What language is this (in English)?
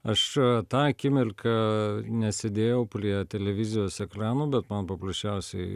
Lithuanian